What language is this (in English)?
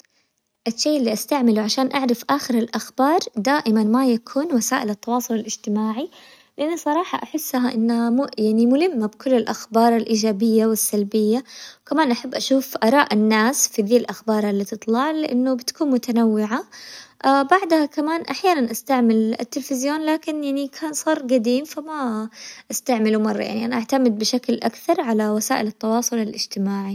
Hijazi Arabic